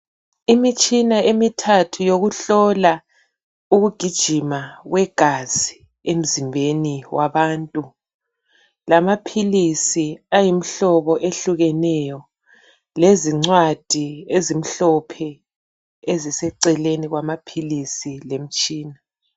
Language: North Ndebele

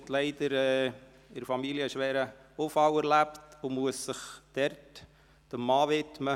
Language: Swiss German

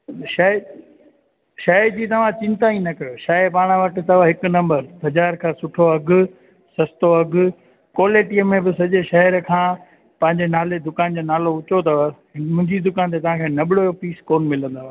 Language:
Sindhi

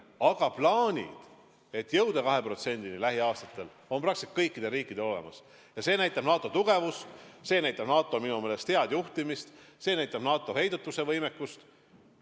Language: Estonian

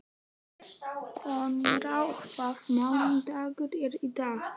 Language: Icelandic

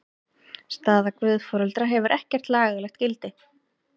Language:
Icelandic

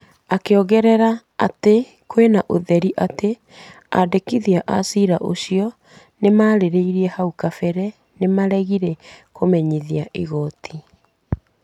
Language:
Kikuyu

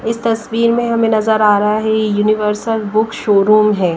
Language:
Hindi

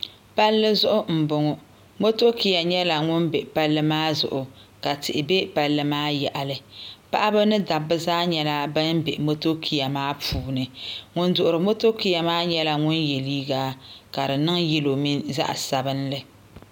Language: Dagbani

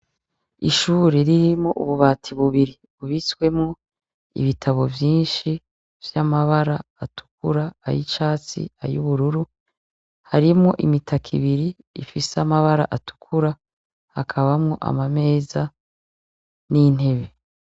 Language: Rundi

